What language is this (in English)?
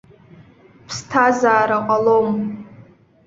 Abkhazian